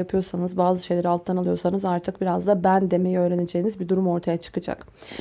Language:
Turkish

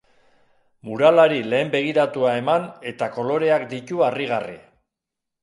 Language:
Basque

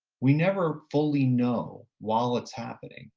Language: English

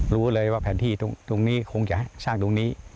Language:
Thai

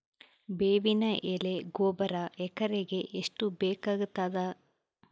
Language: Kannada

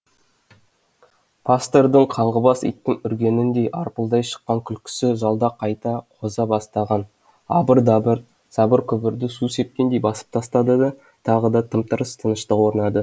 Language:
Kazakh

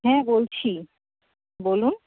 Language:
Bangla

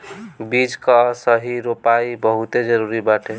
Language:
Bhojpuri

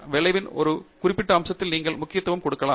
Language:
Tamil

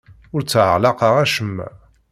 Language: Kabyle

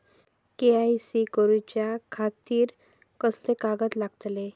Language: Marathi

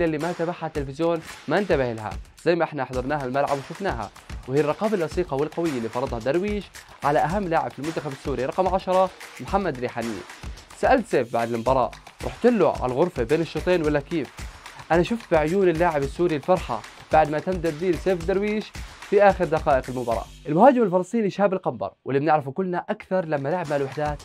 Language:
Arabic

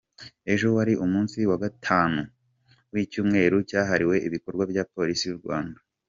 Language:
Kinyarwanda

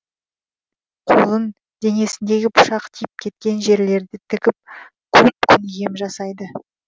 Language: Kazakh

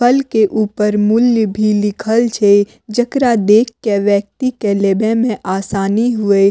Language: Maithili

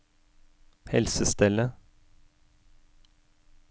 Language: Norwegian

